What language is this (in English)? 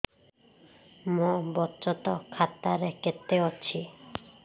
Odia